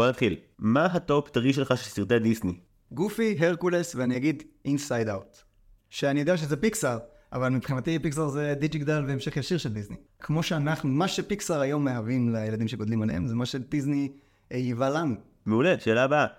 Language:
Hebrew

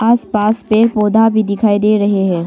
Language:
Hindi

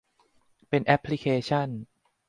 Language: Thai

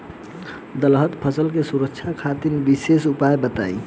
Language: Bhojpuri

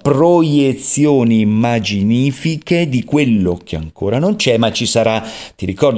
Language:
Italian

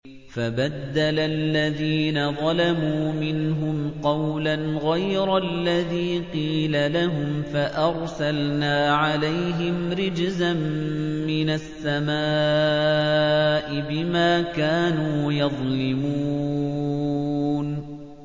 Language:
Arabic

